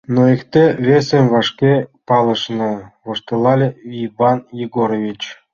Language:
Mari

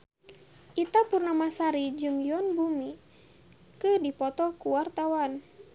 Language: Sundanese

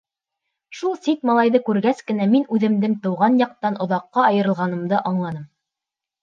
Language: Bashkir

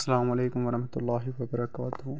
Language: Kashmiri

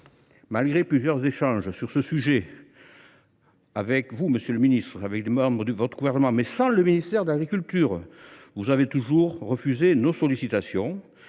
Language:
French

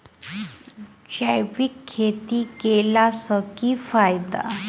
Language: Maithili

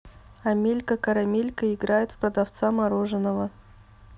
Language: Russian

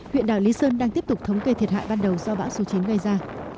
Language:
Vietnamese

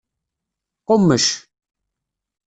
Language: Kabyle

